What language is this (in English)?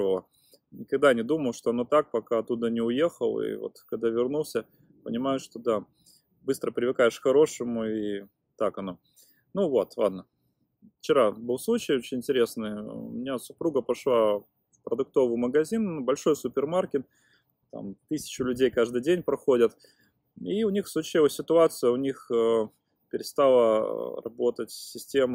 Russian